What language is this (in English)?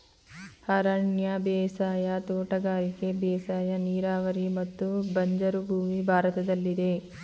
Kannada